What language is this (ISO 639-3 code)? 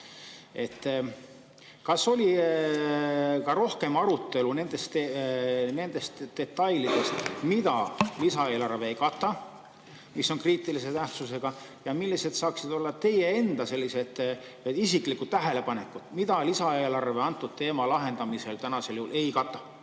est